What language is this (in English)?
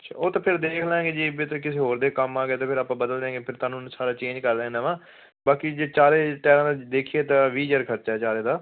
Punjabi